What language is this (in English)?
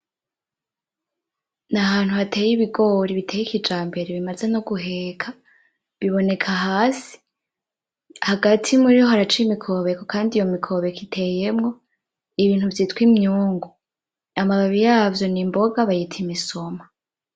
Rundi